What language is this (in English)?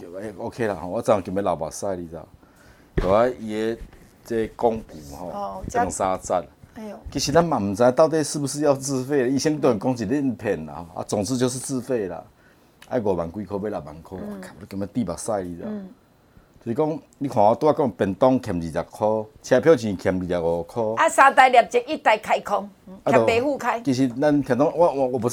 Chinese